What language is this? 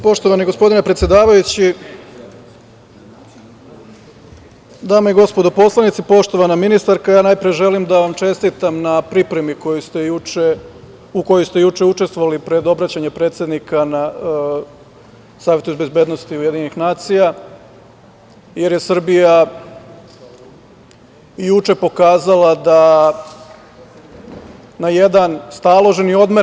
Serbian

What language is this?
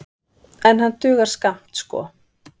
Icelandic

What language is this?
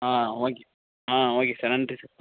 Tamil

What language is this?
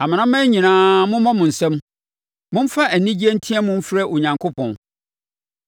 Akan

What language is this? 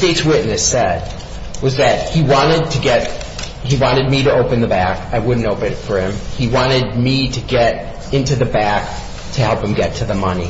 English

